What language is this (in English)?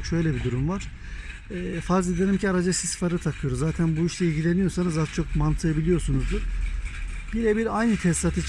Turkish